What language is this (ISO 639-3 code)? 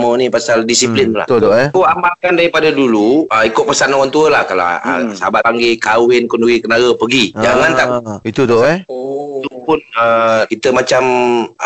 msa